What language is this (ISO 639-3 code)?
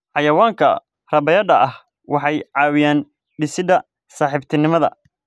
som